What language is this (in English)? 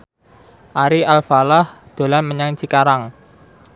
Javanese